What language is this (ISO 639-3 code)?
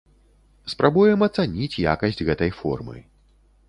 bel